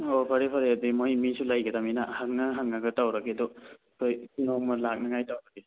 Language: Manipuri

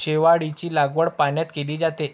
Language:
Marathi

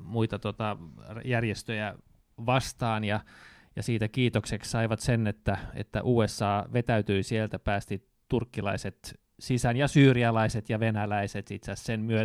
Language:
Finnish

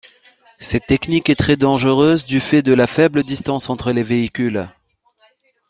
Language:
French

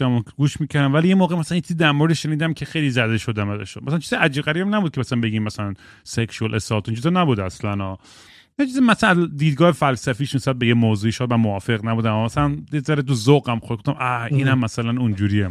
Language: Persian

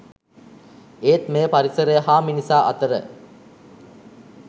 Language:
Sinhala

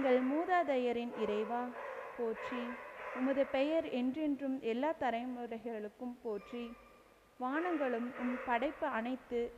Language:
Hindi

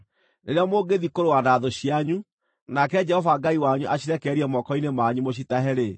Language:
Kikuyu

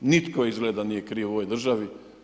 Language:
Croatian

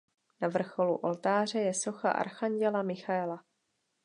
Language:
Czech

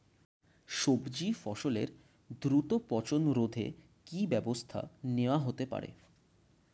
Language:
Bangla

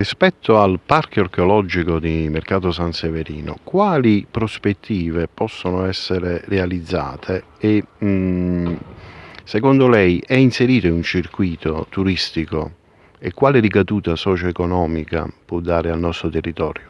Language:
Italian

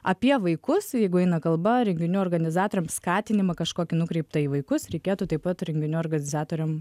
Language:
Lithuanian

